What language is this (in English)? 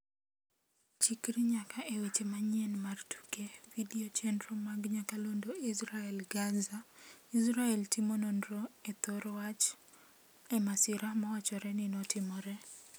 Luo (Kenya and Tanzania)